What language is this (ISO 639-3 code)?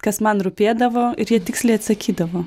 lit